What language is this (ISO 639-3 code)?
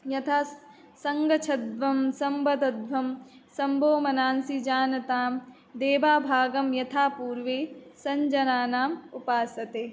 san